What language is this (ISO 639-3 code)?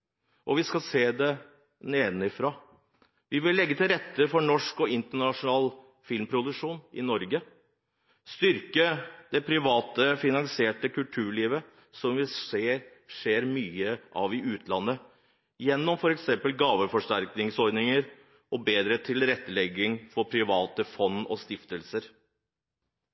nob